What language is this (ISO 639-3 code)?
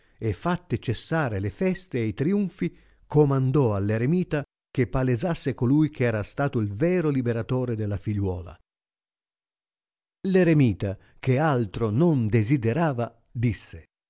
ita